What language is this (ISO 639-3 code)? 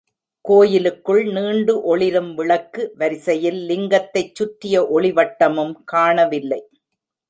tam